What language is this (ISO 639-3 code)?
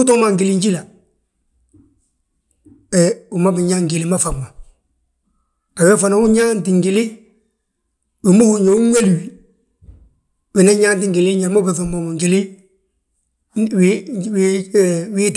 bjt